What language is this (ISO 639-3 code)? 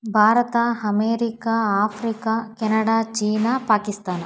kan